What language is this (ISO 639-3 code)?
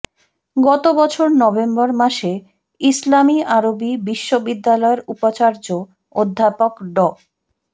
ben